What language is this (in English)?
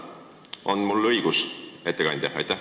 Estonian